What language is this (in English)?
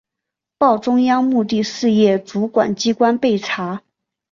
Chinese